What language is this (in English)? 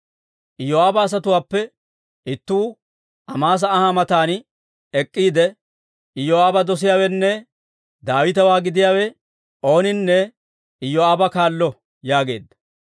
Dawro